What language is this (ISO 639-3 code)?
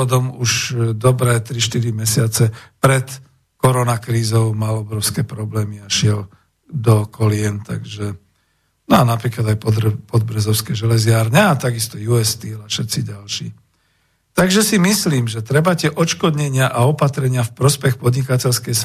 slk